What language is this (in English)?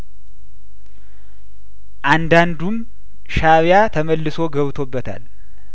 Amharic